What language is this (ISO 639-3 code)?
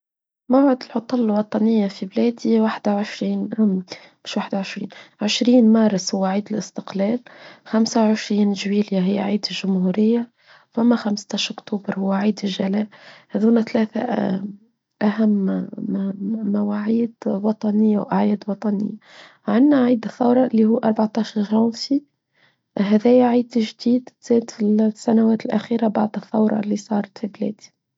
aeb